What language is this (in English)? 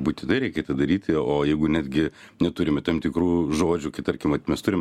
Lithuanian